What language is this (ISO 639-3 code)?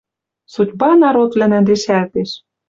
mrj